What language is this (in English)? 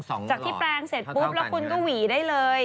Thai